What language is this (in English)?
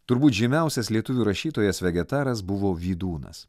Lithuanian